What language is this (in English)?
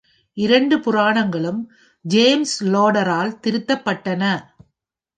Tamil